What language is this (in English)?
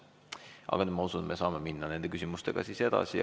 Estonian